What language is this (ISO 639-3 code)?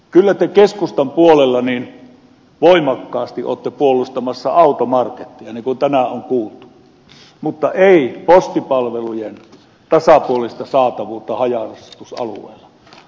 fin